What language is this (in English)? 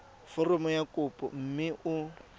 Tswana